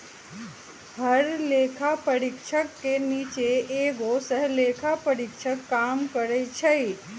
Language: Magahi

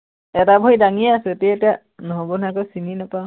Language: Assamese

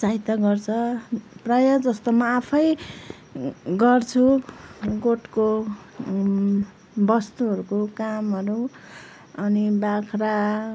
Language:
Nepali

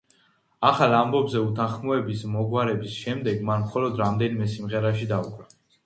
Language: Georgian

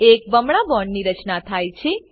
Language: Gujarati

